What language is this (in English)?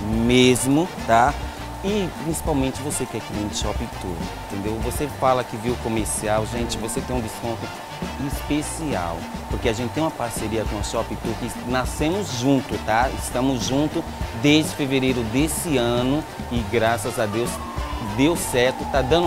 Portuguese